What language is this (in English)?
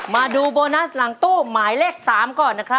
Thai